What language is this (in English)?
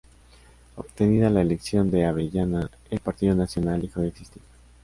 Spanish